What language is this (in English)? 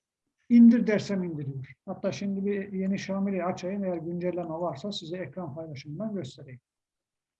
Turkish